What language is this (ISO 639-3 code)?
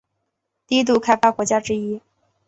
zho